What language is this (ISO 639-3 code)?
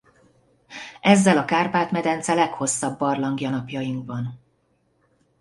hun